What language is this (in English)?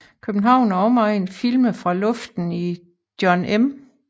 Danish